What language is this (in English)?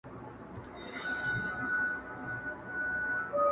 Pashto